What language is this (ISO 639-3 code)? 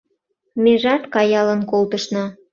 chm